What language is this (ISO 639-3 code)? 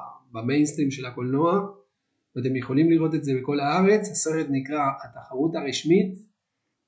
heb